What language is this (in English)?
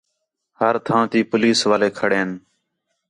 Khetrani